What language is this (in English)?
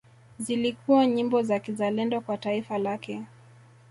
Swahili